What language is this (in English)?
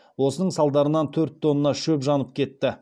Kazakh